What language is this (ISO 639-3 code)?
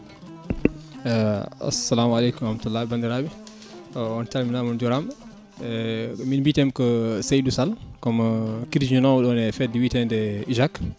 ful